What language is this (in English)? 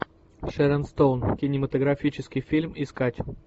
Russian